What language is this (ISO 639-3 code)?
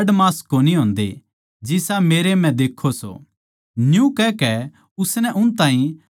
bgc